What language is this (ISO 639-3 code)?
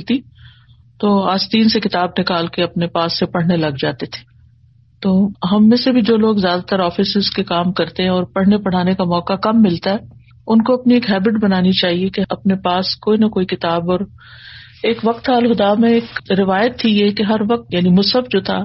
urd